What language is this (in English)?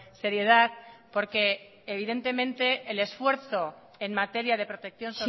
Spanish